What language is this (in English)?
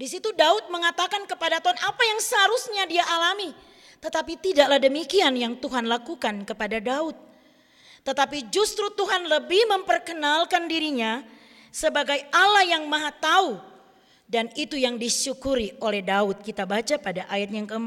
Indonesian